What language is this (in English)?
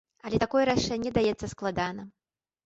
Belarusian